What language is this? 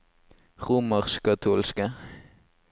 Norwegian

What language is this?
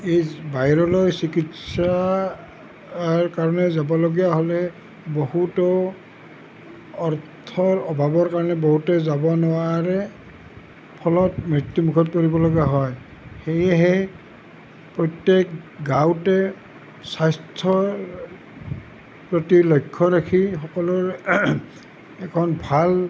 Assamese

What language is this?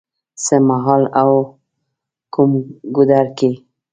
Pashto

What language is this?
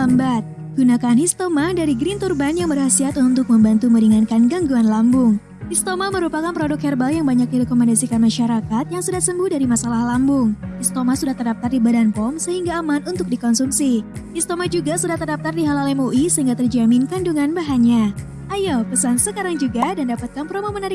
Indonesian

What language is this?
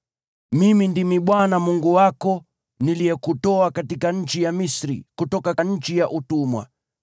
Swahili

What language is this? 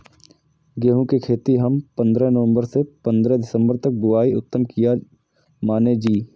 Maithili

